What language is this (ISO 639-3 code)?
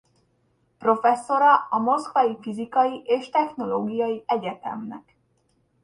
hun